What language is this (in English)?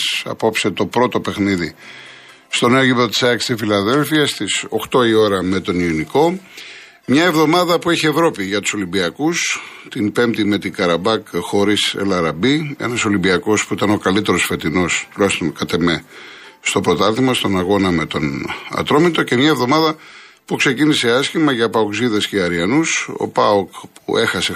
Greek